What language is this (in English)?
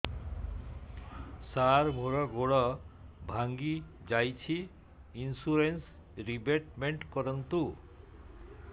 Odia